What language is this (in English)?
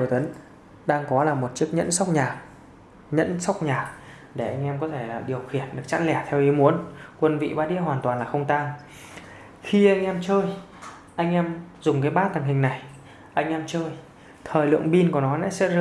Vietnamese